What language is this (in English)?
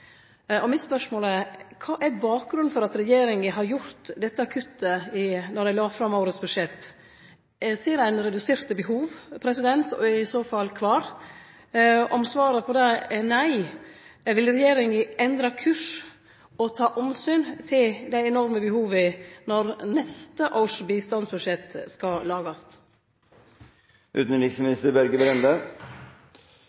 Norwegian Nynorsk